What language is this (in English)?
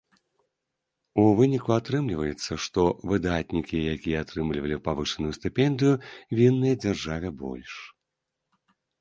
Belarusian